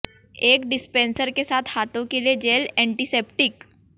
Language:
Hindi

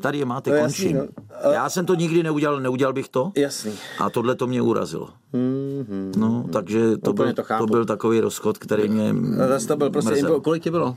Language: Czech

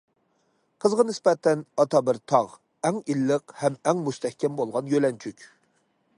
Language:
Uyghur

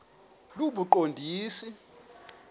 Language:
Xhosa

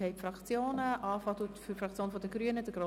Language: Swiss German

